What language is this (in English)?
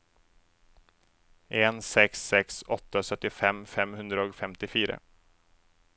Norwegian